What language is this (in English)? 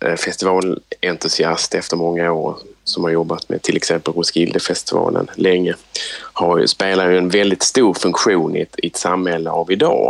Swedish